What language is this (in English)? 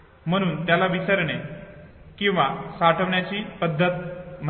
Marathi